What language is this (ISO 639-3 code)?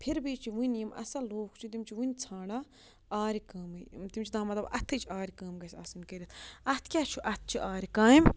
kas